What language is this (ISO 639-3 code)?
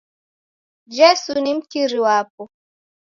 dav